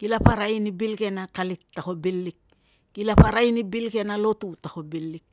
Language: Tungag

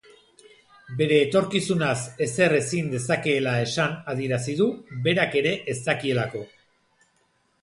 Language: Basque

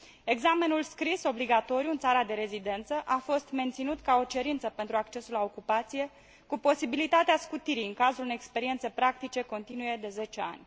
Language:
Romanian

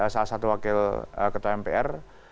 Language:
Indonesian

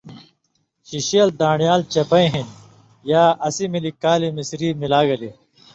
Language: Indus Kohistani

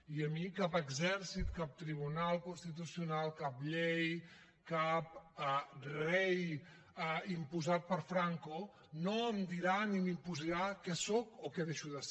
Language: Catalan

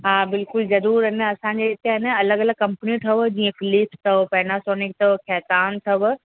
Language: Sindhi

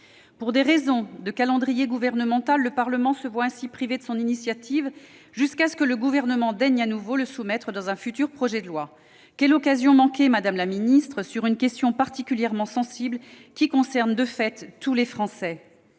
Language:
French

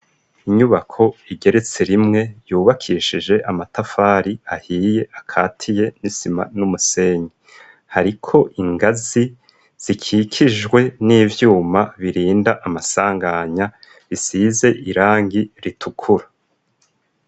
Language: Rundi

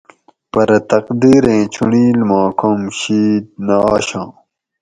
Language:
Gawri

